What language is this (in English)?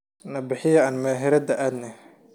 Somali